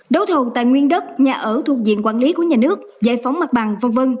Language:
Vietnamese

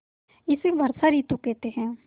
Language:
Hindi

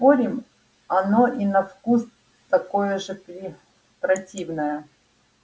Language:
Russian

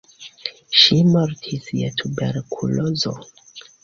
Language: Esperanto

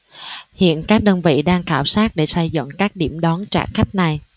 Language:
Vietnamese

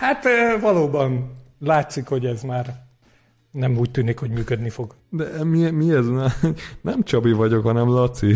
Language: Hungarian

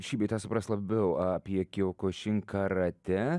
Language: Lithuanian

